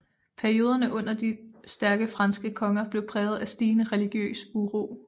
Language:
Danish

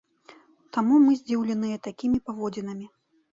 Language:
Belarusian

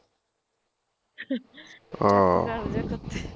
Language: Punjabi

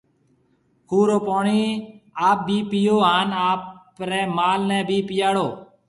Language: Marwari (Pakistan)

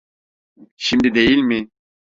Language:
Turkish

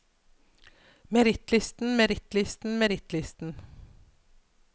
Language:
Norwegian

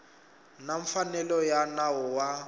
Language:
Tsonga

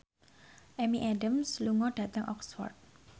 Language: Javanese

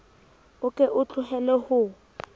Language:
Southern Sotho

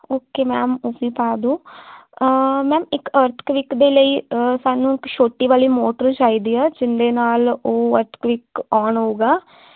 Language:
Punjabi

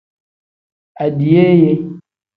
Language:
Tem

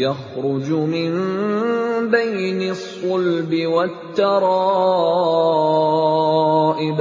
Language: Indonesian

